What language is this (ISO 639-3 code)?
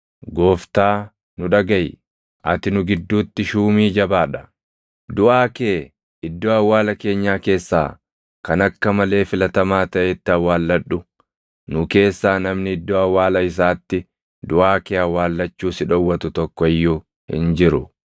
orm